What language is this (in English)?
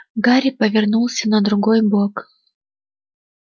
Russian